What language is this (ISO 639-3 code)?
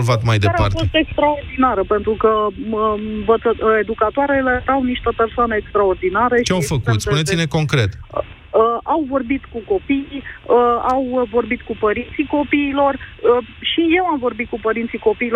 ron